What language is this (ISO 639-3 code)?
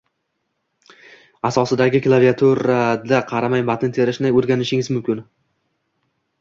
uzb